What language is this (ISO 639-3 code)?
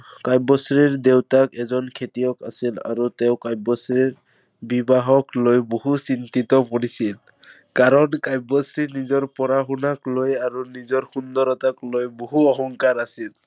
asm